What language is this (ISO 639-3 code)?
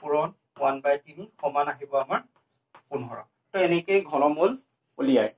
hin